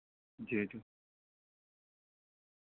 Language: Urdu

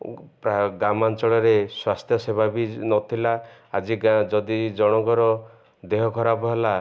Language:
Odia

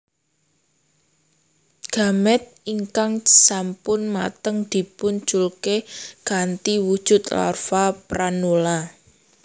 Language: Javanese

